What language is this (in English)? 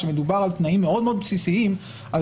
Hebrew